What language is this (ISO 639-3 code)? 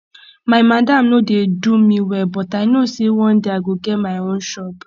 pcm